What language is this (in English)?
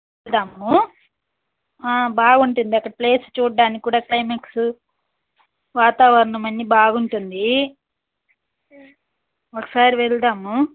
Telugu